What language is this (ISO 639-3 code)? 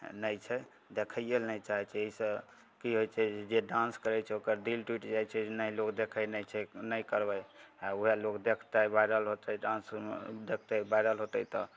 mai